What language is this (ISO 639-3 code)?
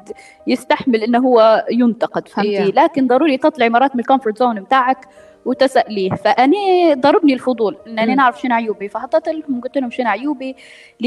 ara